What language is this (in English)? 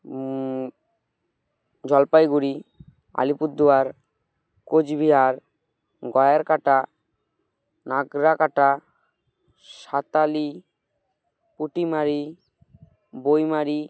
Bangla